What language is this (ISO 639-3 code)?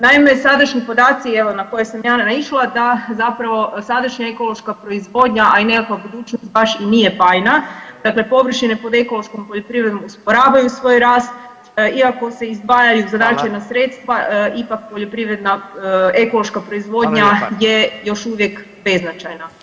hrv